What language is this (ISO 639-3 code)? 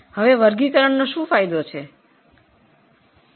guj